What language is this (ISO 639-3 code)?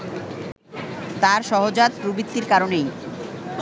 ben